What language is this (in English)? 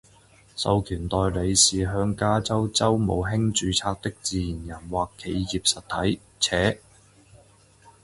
Chinese